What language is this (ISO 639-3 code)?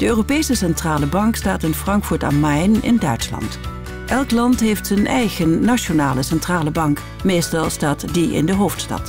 nld